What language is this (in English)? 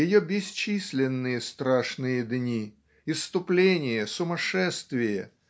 Russian